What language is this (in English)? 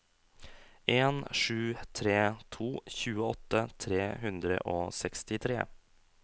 Norwegian